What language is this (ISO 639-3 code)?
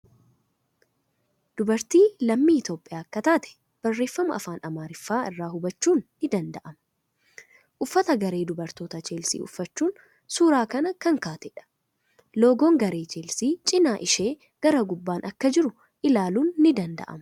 orm